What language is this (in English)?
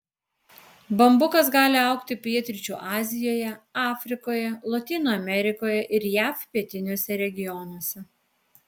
Lithuanian